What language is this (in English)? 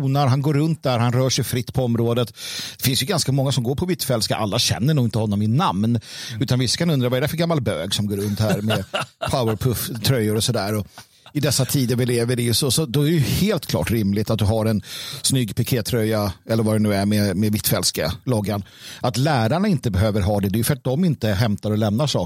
Swedish